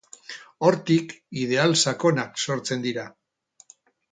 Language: Basque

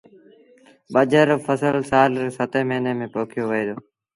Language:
Sindhi Bhil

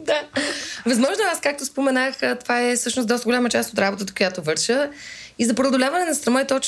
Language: Bulgarian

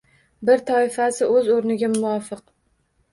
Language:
Uzbek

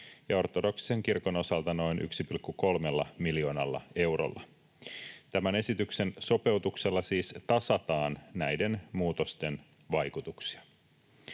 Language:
Finnish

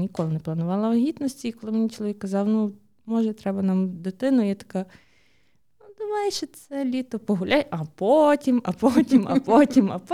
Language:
Ukrainian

